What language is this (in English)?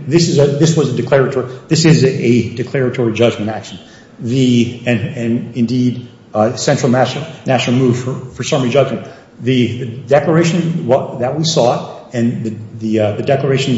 English